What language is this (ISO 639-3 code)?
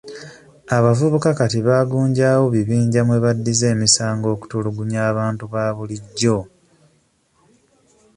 lug